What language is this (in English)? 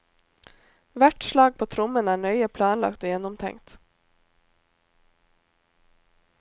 Norwegian